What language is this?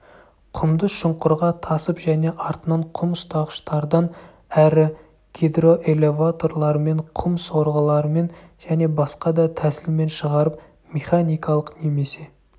Kazakh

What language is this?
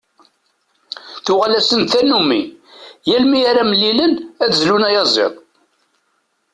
Kabyle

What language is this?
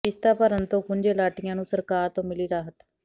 Punjabi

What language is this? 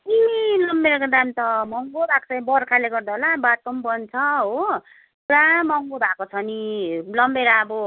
Nepali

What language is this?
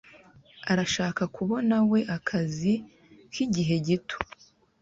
Kinyarwanda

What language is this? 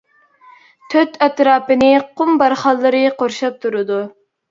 Uyghur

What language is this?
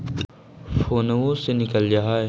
Magahi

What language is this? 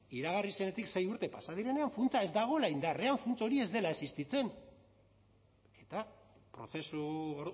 Basque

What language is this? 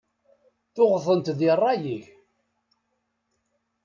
Kabyle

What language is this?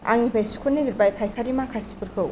Bodo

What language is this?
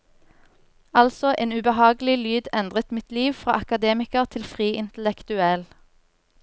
Norwegian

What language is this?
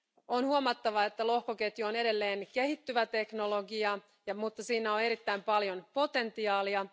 Finnish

